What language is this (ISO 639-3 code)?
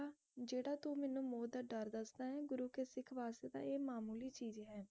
pan